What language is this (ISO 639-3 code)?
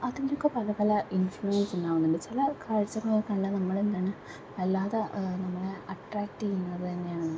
mal